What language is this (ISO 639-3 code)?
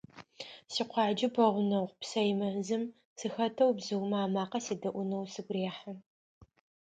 ady